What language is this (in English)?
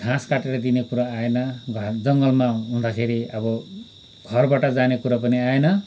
Nepali